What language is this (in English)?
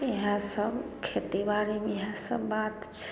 Maithili